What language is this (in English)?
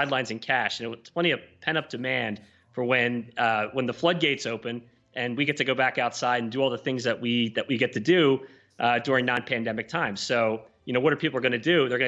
English